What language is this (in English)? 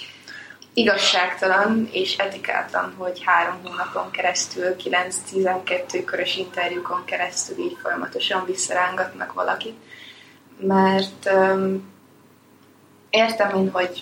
Hungarian